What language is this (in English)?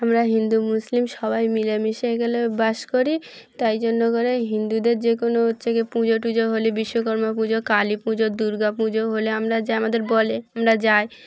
Bangla